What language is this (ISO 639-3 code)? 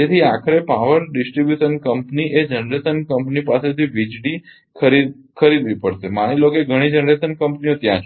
guj